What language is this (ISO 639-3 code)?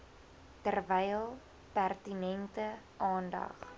afr